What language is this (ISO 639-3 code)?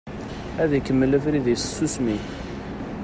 kab